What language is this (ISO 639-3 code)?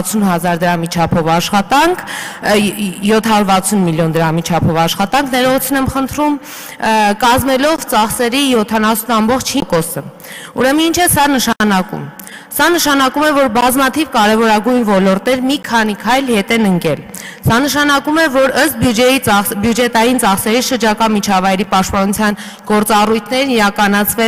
tur